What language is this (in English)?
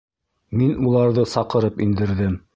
Bashkir